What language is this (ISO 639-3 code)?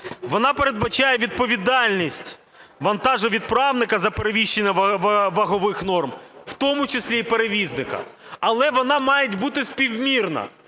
ukr